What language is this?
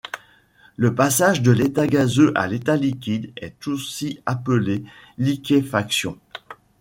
French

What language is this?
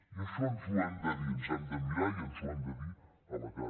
Catalan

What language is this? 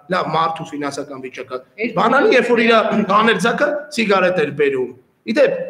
Turkish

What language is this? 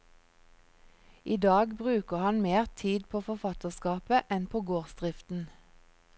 Norwegian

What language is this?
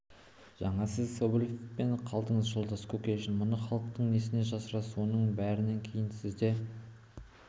Kazakh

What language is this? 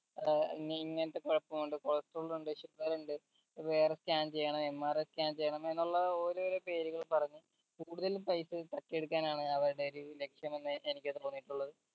Malayalam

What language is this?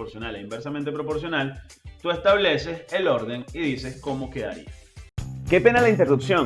Spanish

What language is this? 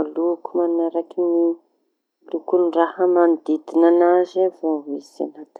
Tanosy Malagasy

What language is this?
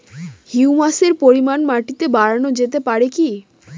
Bangla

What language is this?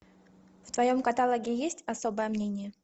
Russian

